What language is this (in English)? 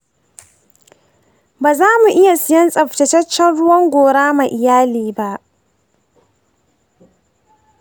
Hausa